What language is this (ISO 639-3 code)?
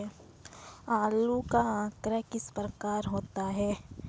hin